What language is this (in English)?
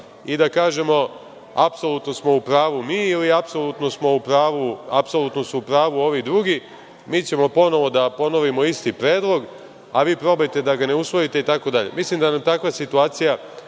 Serbian